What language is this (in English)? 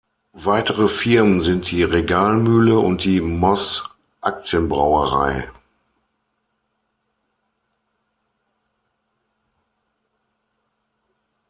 German